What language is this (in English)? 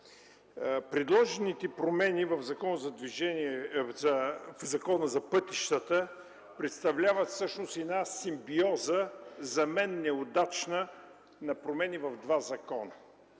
Bulgarian